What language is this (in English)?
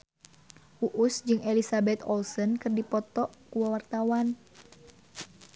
Sundanese